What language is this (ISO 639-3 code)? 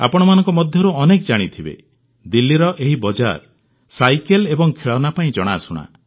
ori